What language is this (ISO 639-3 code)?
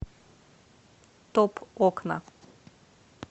rus